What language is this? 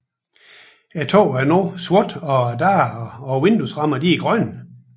Danish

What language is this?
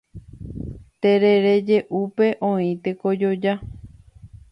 Guarani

